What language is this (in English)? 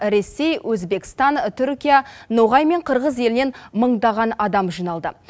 Kazakh